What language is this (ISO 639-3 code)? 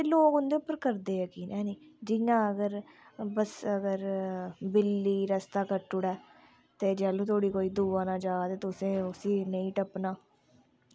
doi